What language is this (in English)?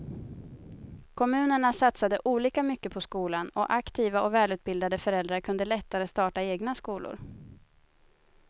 Swedish